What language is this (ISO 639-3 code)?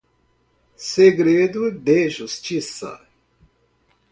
por